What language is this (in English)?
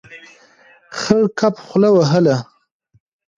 Pashto